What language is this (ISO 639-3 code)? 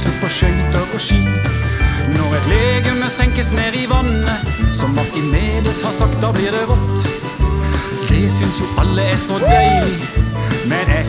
nor